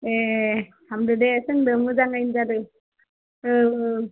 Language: Bodo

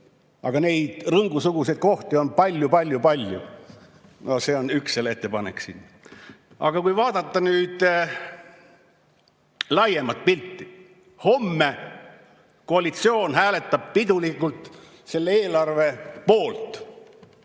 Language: Estonian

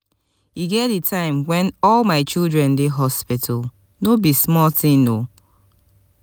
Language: Nigerian Pidgin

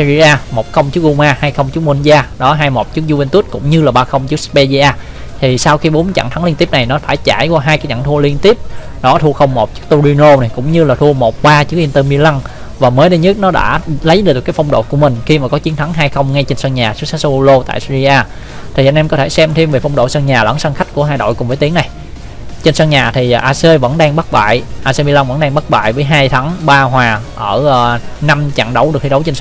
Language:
Vietnamese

